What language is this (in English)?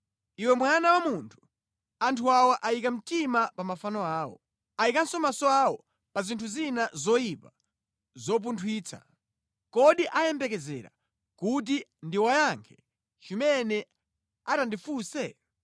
Nyanja